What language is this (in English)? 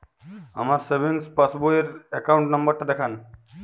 Bangla